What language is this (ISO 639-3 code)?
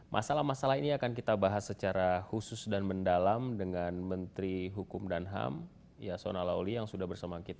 ind